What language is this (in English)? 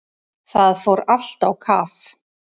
Icelandic